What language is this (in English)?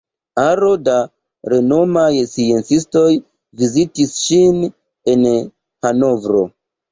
Esperanto